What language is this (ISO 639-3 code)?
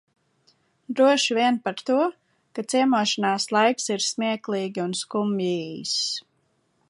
lav